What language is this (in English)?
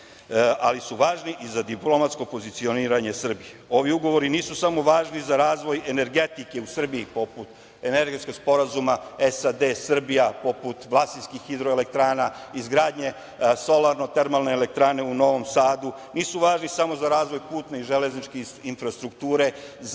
Serbian